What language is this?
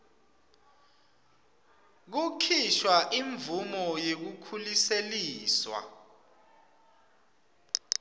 Swati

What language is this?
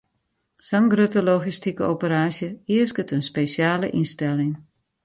Western Frisian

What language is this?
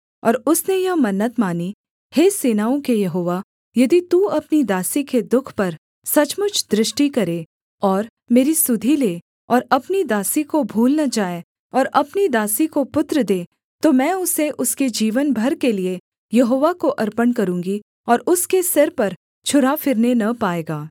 Hindi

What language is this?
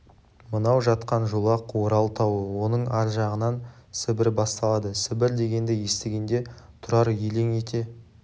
Kazakh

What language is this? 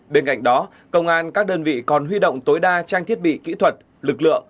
Vietnamese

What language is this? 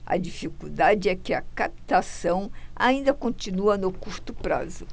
Portuguese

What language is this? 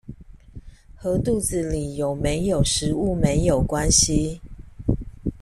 Chinese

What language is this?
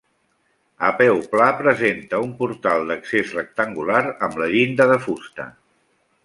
Catalan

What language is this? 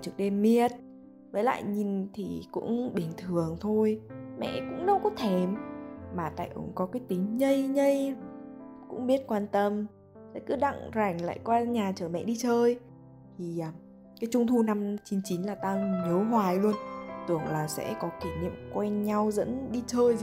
Vietnamese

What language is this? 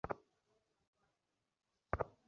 Bangla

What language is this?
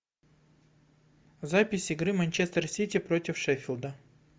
Russian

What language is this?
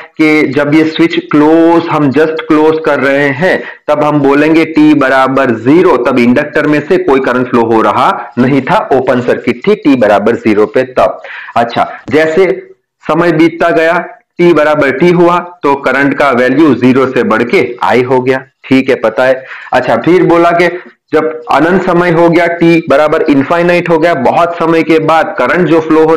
Hindi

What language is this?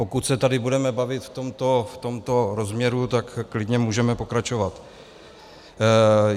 Czech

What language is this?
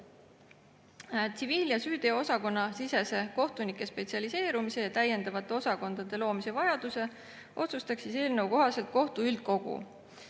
Estonian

